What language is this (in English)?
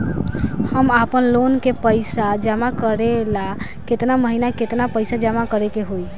Bhojpuri